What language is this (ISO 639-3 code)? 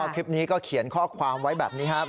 tha